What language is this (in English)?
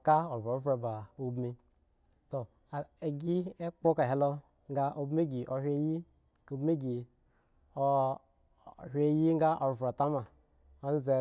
Eggon